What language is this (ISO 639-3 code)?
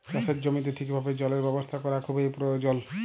ben